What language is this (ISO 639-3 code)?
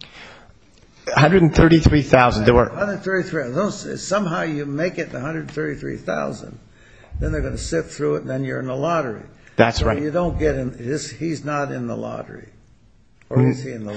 eng